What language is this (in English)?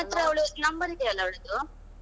Kannada